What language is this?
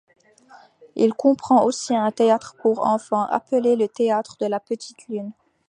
French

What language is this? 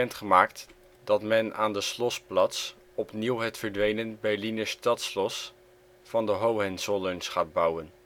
Dutch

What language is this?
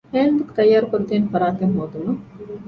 Divehi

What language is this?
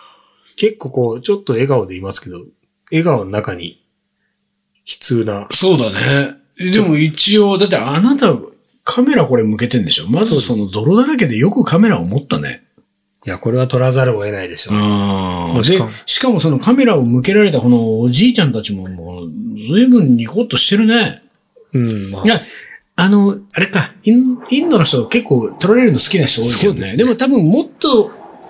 Japanese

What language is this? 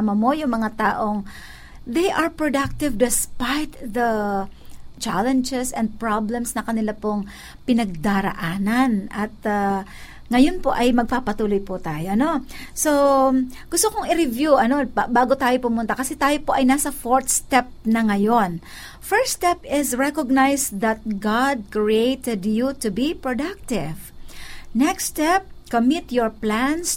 Filipino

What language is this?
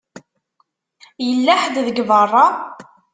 Kabyle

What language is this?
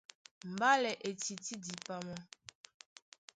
Duala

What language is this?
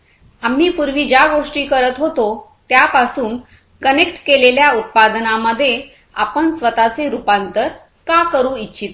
Marathi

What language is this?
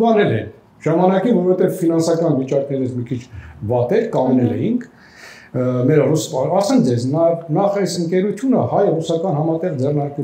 Turkish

